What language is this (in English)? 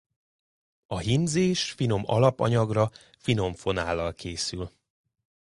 Hungarian